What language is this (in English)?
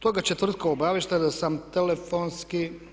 Croatian